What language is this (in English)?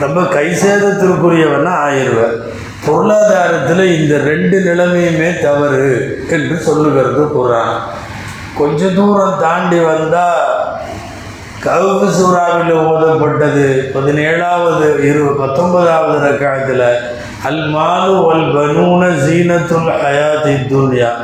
Tamil